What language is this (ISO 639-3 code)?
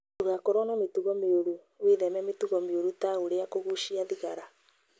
kik